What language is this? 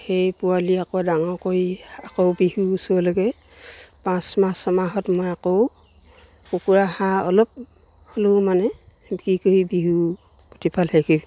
Assamese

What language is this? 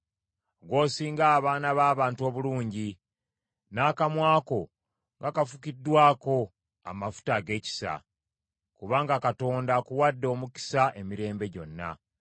Ganda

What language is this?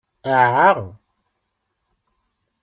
Kabyle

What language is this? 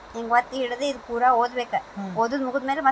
Kannada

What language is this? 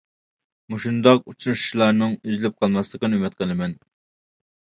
Uyghur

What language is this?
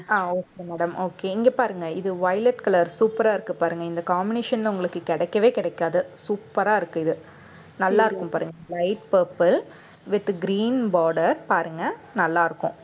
Tamil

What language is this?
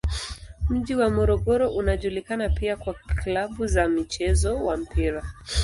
Swahili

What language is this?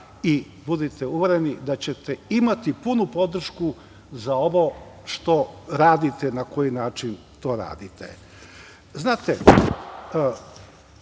Serbian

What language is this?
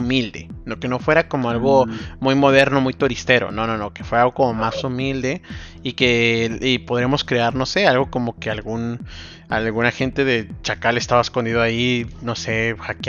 Spanish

